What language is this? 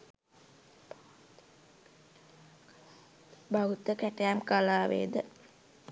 Sinhala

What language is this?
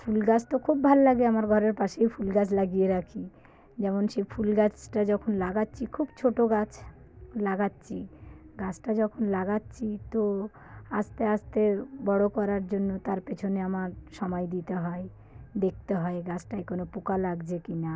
Bangla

